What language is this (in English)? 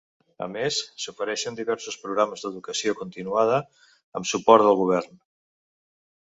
Catalan